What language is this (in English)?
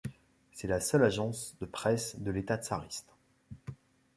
French